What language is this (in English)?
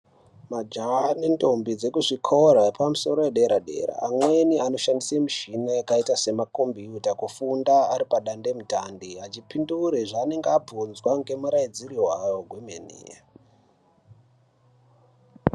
Ndau